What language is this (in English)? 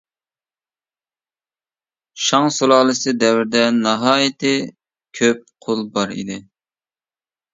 Uyghur